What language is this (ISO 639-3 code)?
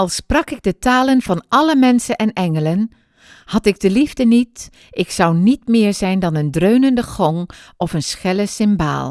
nld